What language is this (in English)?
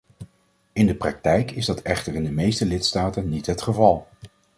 Dutch